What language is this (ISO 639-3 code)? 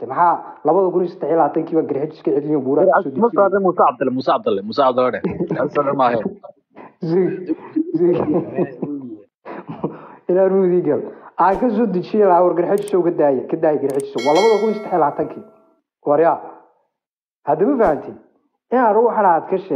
ara